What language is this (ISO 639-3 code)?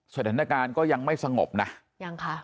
tha